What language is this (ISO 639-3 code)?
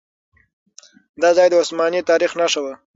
pus